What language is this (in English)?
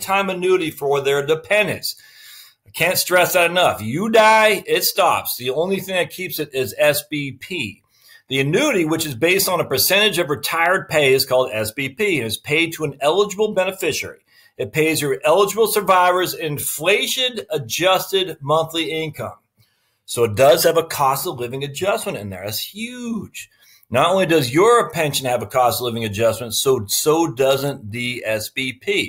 English